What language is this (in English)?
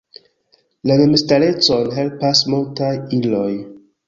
Esperanto